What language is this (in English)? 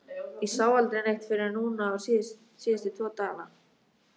Icelandic